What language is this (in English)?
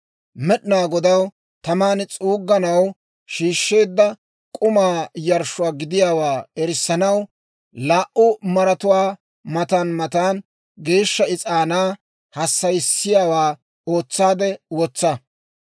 Dawro